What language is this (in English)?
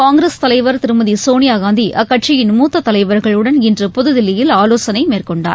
Tamil